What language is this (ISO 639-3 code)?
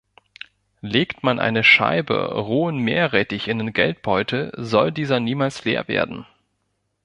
deu